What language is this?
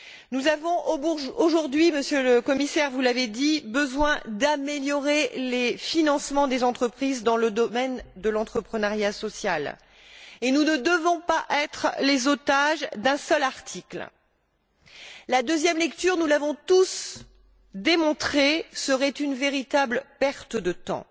French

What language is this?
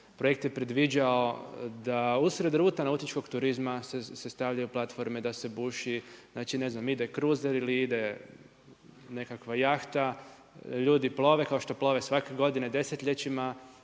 Croatian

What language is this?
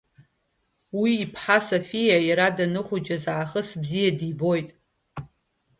Abkhazian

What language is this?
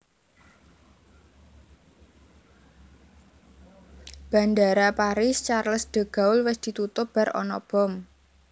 Javanese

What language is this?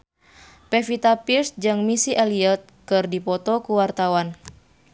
Sundanese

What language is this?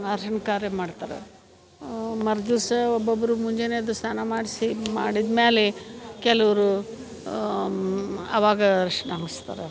Kannada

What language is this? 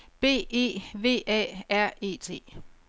Danish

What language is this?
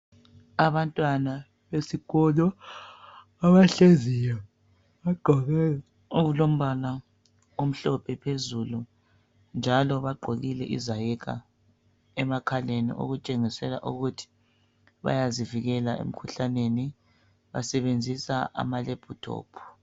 North Ndebele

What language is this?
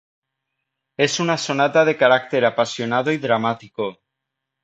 Spanish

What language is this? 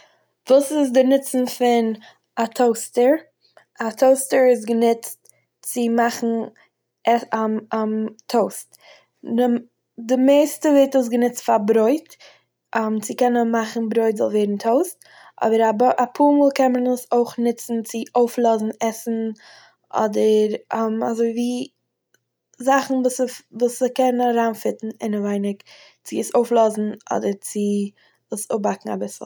Yiddish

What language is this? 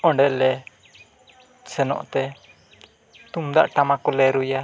Santali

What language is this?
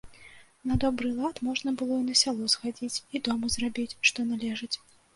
Belarusian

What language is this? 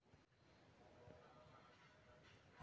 Kannada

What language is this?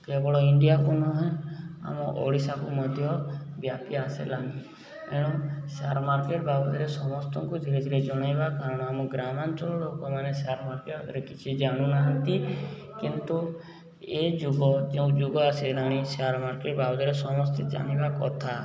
Odia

